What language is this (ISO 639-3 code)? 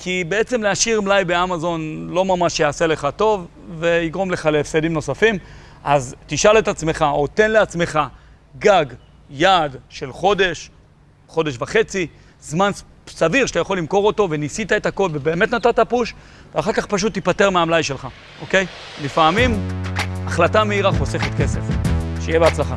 heb